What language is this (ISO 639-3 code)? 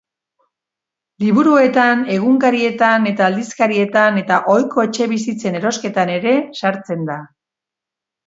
eus